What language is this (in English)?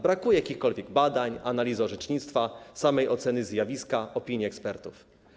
Polish